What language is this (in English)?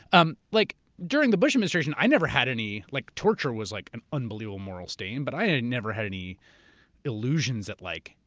English